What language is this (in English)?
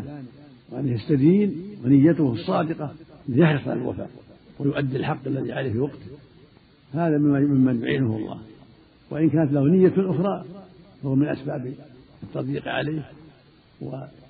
Arabic